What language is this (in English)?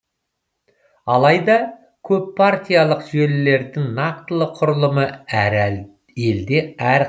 Kazakh